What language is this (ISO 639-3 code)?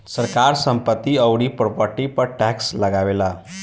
bho